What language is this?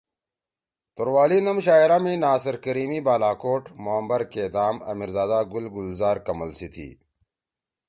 Torwali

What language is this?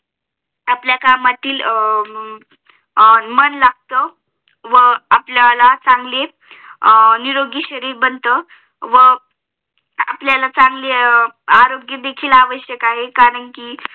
Marathi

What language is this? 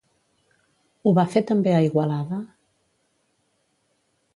Catalan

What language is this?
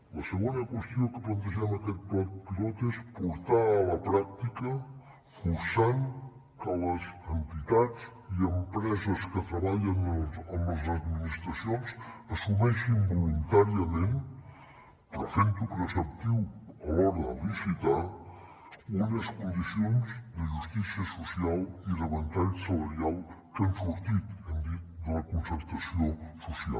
Catalan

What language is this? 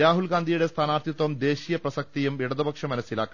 Malayalam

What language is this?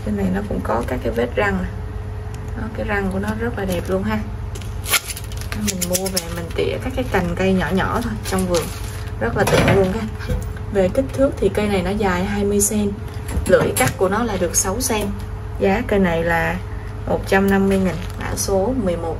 Vietnamese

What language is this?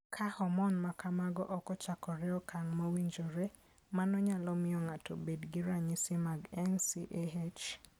Luo (Kenya and Tanzania)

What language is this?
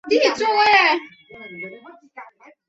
Chinese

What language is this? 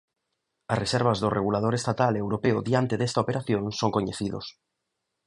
Galician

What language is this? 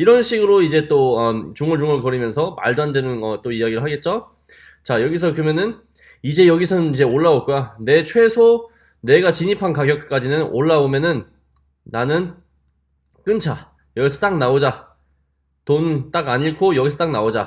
Korean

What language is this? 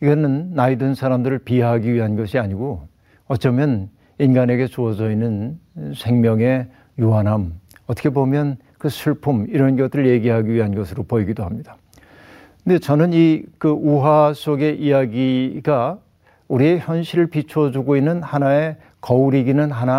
Korean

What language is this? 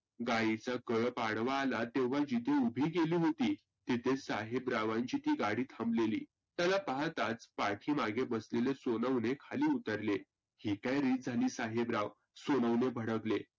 Marathi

